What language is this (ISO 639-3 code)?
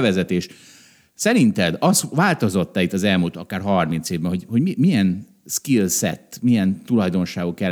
hun